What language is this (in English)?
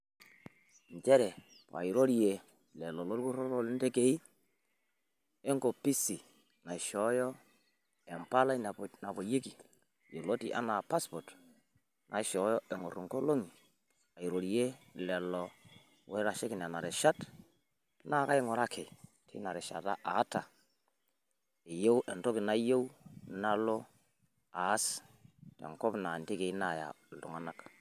Masai